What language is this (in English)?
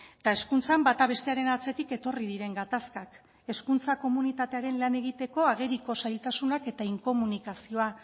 Basque